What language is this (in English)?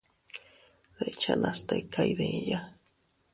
Teutila Cuicatec